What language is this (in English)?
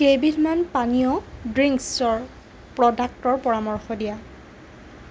Assamese